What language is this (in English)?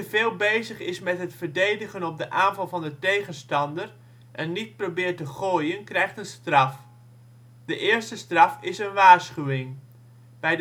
Dutch